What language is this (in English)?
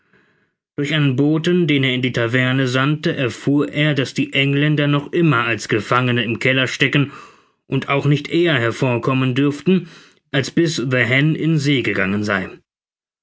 German